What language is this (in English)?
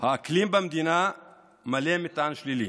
Hebrew